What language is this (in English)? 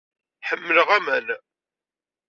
Kabyle